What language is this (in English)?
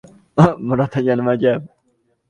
Uzbek